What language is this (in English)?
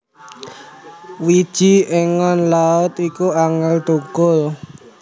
Javanese